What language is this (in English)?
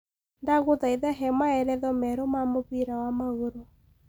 Kikuyu